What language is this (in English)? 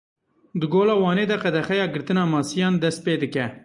Kurdish